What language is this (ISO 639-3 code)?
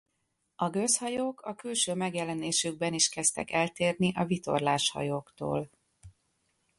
hun